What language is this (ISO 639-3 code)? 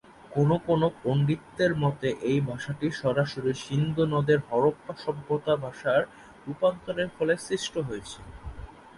ben